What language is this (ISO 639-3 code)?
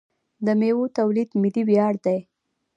pus